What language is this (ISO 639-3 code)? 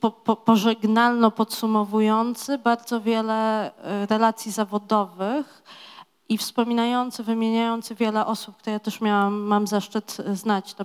pol